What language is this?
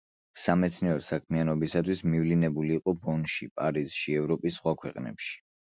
Georgian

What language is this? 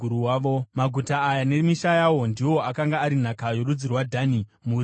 Shona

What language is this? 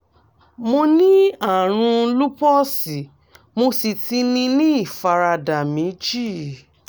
Yoruba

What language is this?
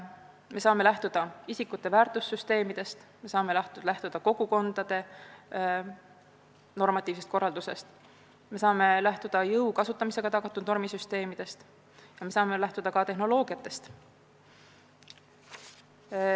Estonian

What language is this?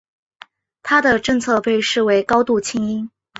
Chinese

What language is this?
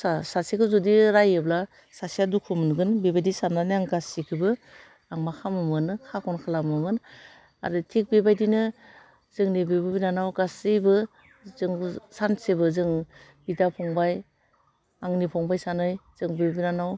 Bodo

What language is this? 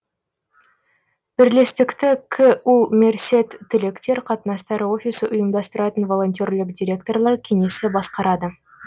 Kazakh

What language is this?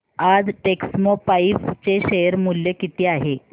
Marathi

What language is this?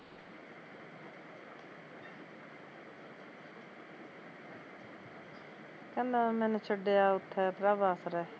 Punjabi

